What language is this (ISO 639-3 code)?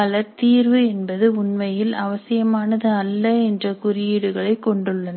tam